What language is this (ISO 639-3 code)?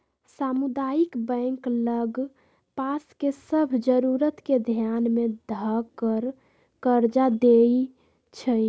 mag